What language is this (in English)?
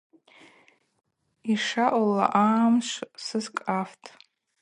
Abaza